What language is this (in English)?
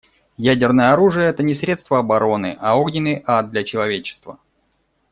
Russian